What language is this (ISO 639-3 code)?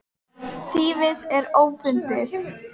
isl